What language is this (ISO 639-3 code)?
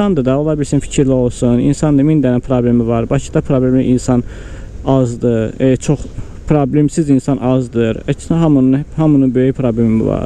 tur